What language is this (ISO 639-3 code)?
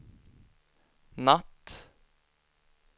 swe